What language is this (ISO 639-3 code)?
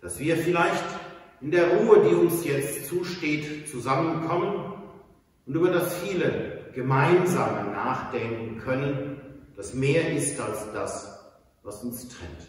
deu